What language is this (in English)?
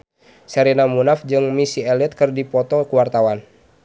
Sundanese